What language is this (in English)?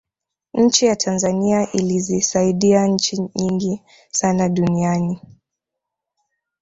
Swahili